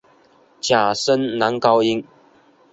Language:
Chinese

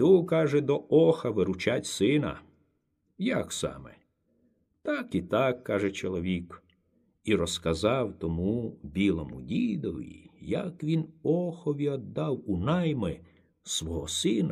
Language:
Ukrainian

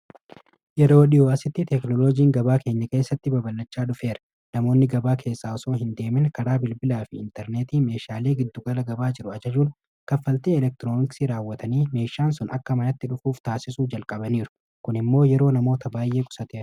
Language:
Oromo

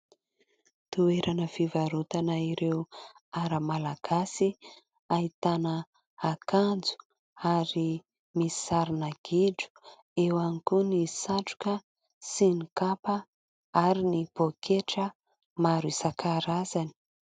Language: Malagasy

